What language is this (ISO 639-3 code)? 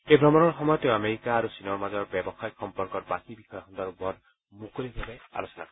asm